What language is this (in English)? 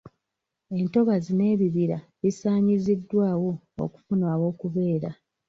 Ganda